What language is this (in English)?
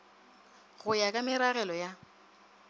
Northern Sotho